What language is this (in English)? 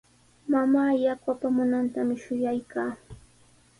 Sihuas Ancash Quechua